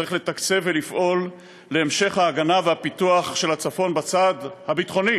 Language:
Hebrew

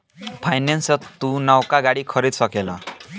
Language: Bhojpuri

